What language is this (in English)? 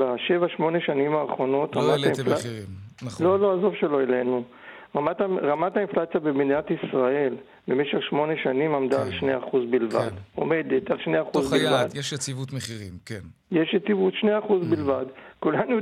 Hebrew